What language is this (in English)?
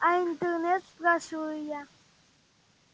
Russian